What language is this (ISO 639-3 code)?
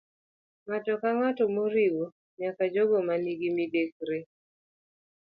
luo